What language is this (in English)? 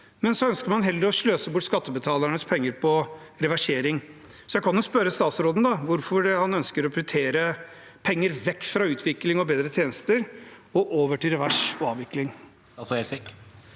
Norwegian